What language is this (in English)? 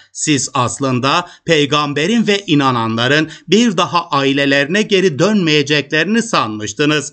Turkish